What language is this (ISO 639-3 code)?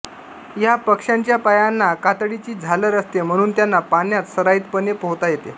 mar